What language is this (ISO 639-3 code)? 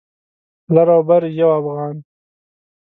pus